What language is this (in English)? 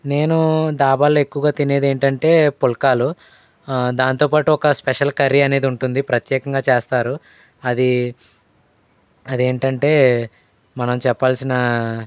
Telugu